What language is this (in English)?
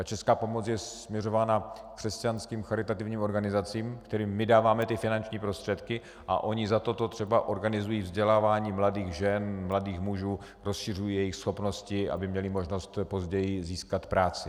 Czech